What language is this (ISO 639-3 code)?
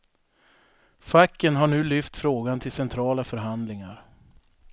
swe